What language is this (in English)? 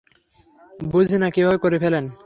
Bangla